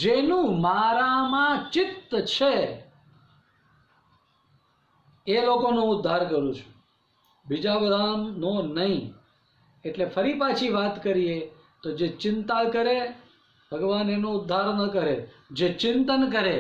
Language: Hindi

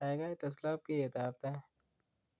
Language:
Kalenjin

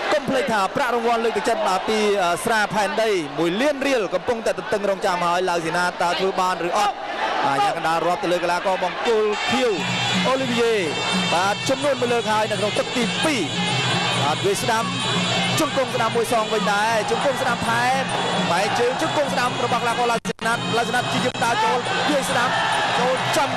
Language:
Thai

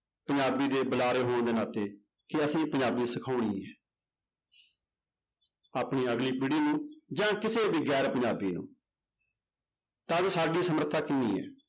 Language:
Punjabi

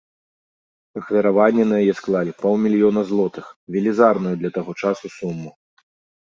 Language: Belarusian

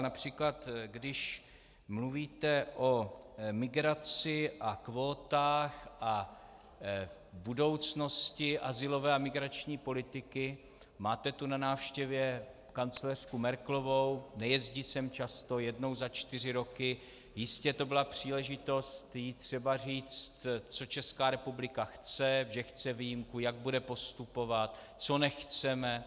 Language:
Czech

